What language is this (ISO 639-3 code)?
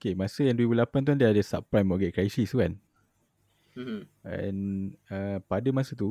msa